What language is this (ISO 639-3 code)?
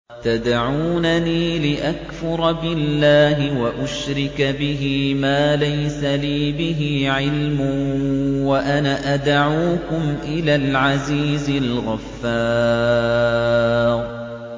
ara